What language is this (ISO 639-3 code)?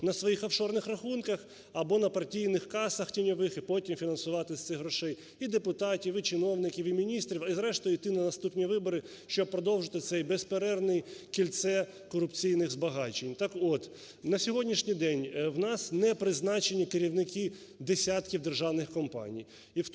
ukr